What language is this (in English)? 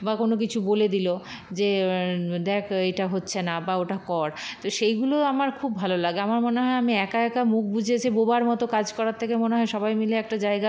Bangla